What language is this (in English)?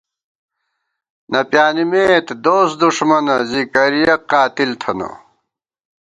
Gawar-Bati